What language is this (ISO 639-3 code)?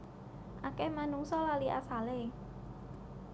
jav